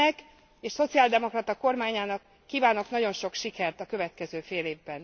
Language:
Hungarian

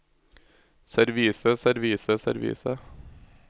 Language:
Norwegian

